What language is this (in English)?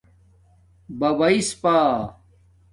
Domaaki